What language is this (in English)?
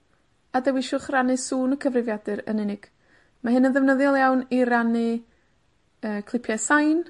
Welsh